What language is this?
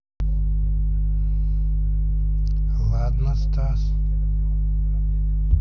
Russian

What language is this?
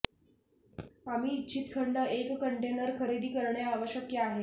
Marathi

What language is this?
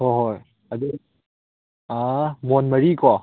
Manipuri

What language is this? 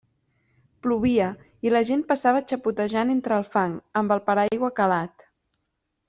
Catalan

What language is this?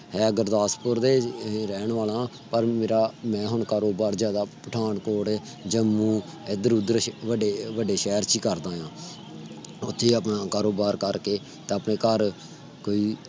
Punjabi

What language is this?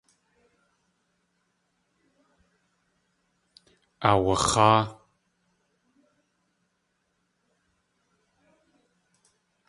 Tlingit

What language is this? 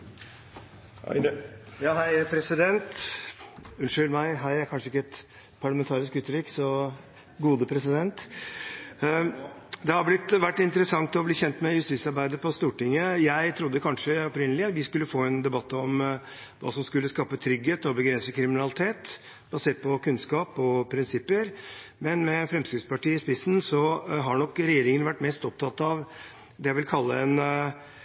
Norwegian Nynorsk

